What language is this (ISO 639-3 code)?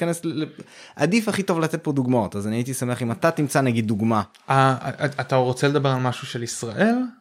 heb